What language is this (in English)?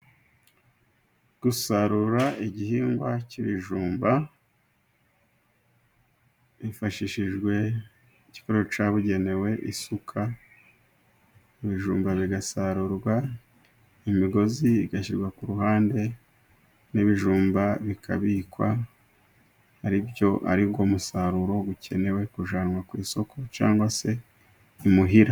Kinyarwanda